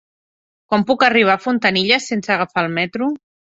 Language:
Catalan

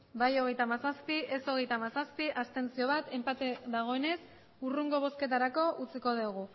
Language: Basque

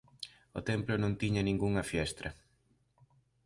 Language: Galician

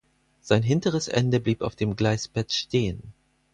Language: German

